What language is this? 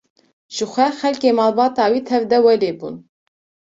Kurdish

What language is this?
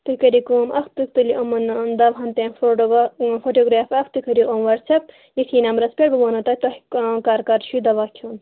Kashmiri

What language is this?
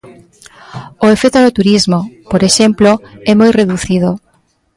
Galician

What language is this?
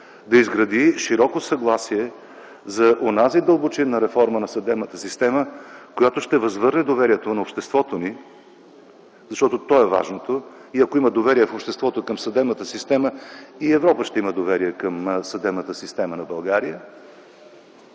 Bulgarian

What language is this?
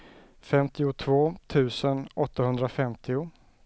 Swedish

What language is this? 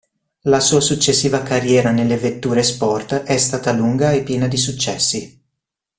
Italian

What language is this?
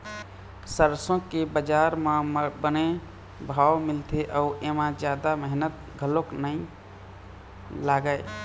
Chhattisgarhi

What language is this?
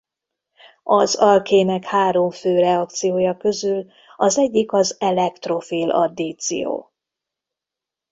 Hungarian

